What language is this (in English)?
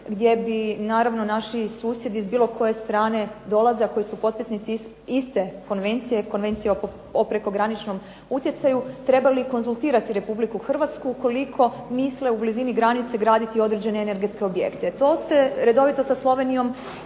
Croatian